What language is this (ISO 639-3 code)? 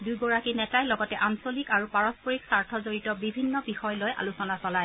asm